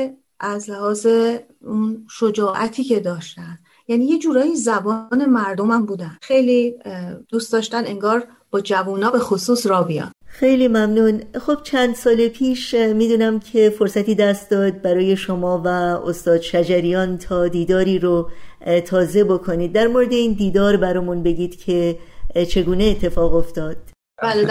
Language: Persian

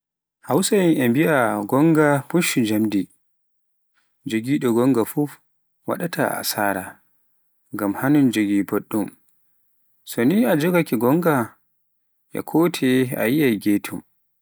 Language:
Pular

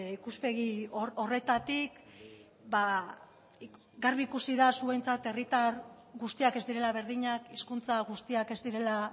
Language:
Basque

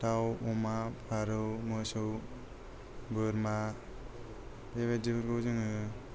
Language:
Bodo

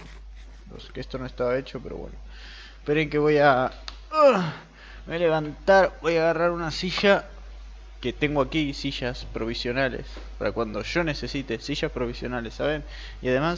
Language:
Spanish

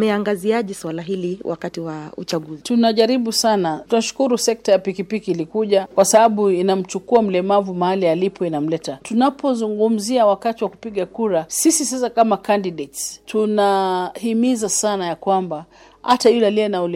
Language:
Swahili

